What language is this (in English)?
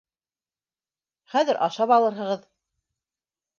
Bashkir